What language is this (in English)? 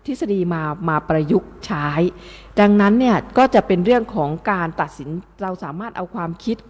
Thai